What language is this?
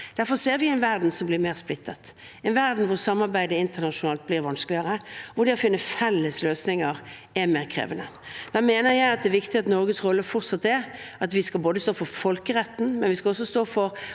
Norwegian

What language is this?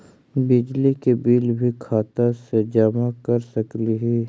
Magahi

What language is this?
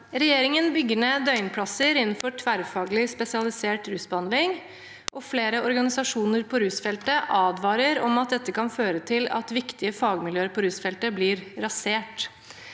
Norwegian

